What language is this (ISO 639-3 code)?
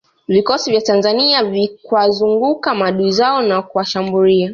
swa